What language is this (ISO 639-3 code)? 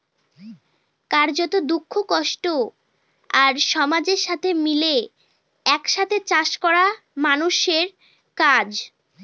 ben